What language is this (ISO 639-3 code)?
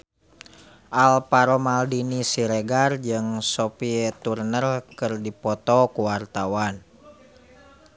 sun